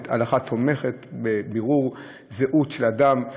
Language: Hebrew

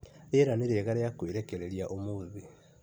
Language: Kikuyu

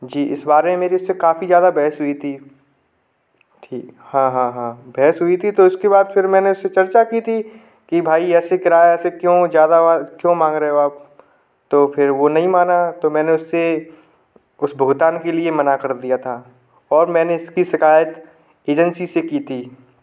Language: Hindi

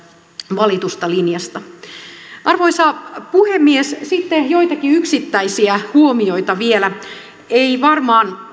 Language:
Finnish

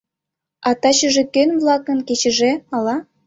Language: Mari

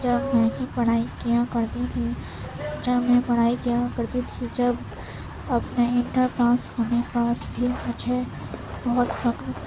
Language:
Urdu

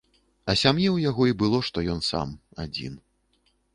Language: Belarusian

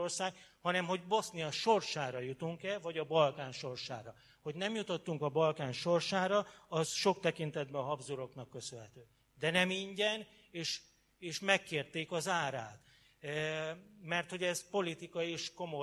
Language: Hungarian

